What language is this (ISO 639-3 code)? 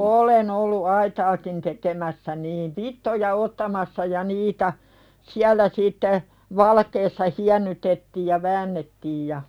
fin